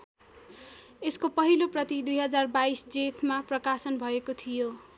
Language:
Nepali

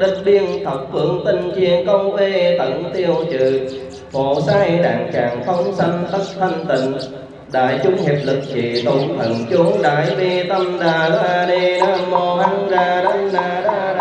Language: Vietnamese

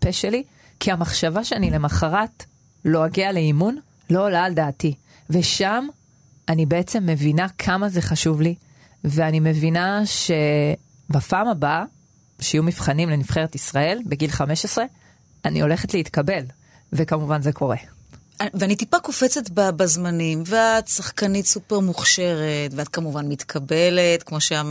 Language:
Hebrew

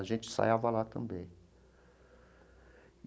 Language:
Portuguese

